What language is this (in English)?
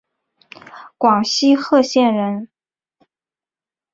Chinese